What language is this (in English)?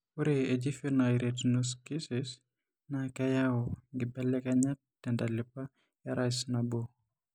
Masai